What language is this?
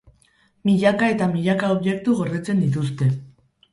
Basque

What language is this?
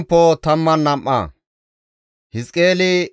Gamo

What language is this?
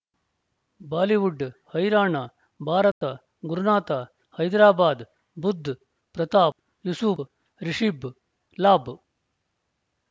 Kannada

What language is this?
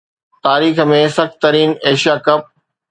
Sindhi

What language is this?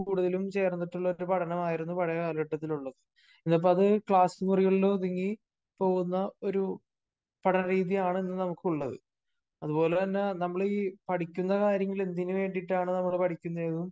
Malayalam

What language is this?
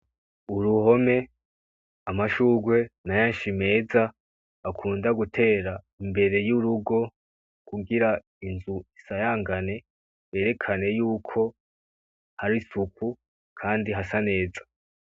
Rundi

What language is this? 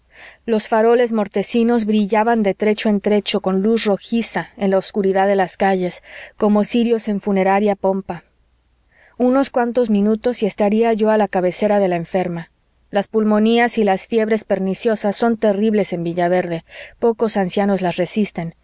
Spanish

